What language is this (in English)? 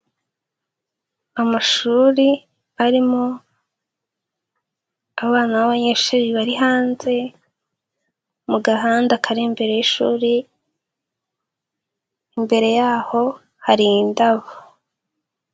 Kinyarwanda